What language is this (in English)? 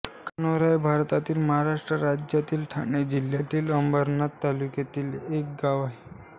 Marathi